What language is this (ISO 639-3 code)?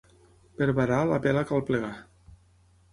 cat